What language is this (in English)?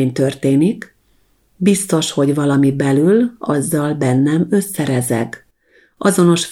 Hungarian